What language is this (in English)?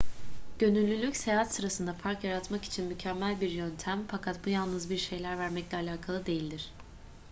Turkish